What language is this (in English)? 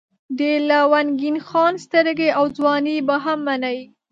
Pashto